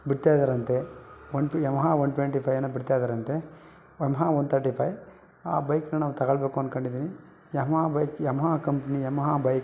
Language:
Kannada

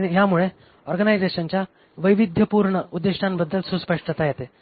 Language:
Marathi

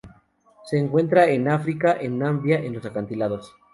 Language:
Spanish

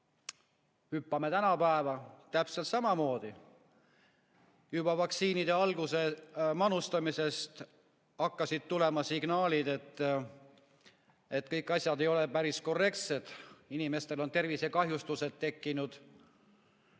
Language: Estonian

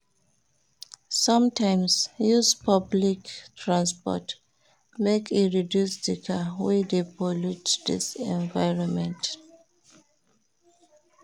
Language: Nigerian Pidgin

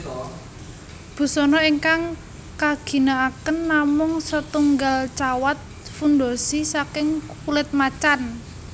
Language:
Javanese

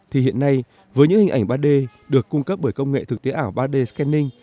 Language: Vietnamese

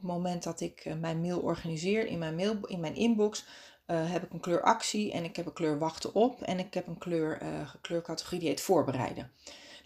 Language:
Dutch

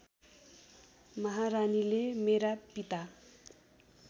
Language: Nepali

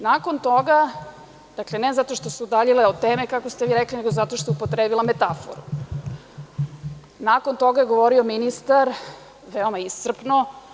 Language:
Serbian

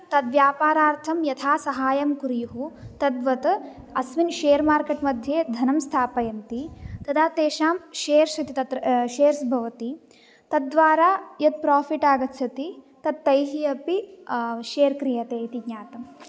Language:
Sanskrit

